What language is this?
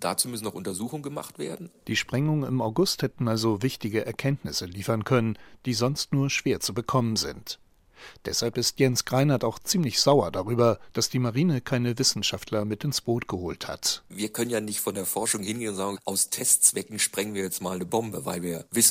German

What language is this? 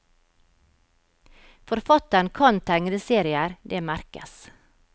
Norwegian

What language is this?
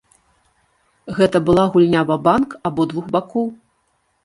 Belarusian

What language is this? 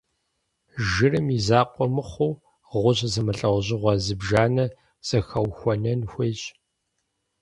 Kabardian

